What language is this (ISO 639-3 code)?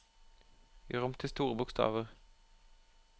nor